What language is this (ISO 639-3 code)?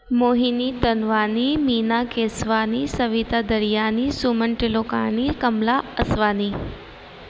snd